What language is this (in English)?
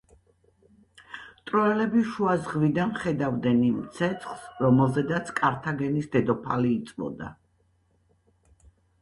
Georgian